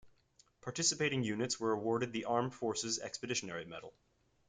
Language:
English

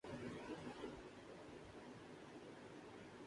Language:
Urdu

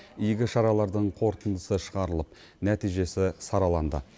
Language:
Kazakh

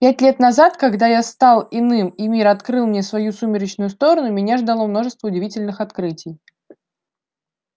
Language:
Russian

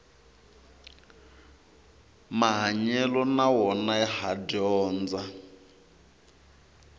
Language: Tsonga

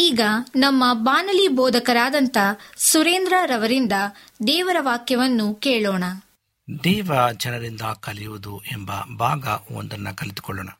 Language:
Kannada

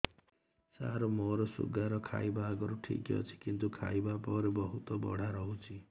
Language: Odia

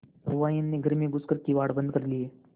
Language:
Hindi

